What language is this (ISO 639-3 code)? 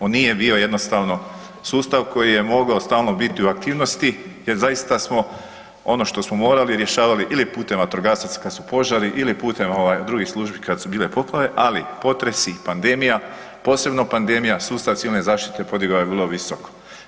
hrv